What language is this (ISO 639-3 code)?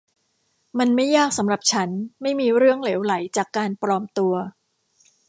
tha